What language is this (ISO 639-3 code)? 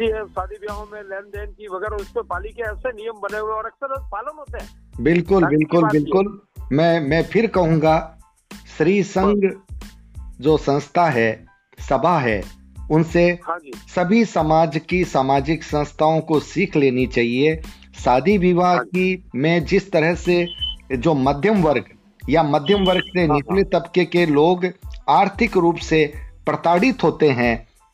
hin